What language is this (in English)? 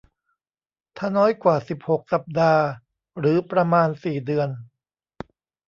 Thai